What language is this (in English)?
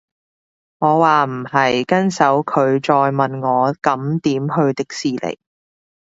Cantonese